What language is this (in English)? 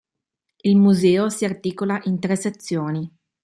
Italian